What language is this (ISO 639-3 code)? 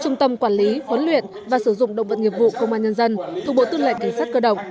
vie